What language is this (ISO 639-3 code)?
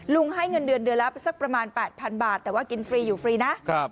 tha